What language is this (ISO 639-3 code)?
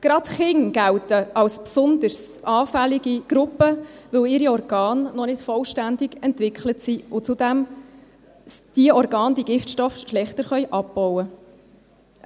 gsw